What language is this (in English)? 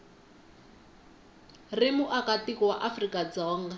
Tsonga